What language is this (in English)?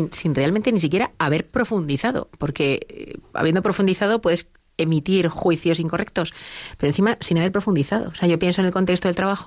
Spanish